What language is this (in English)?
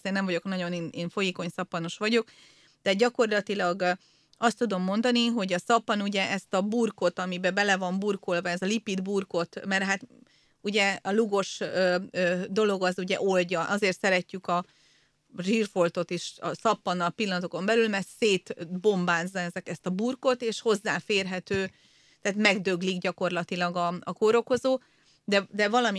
Hungarian